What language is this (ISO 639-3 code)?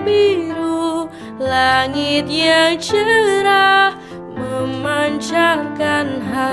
ind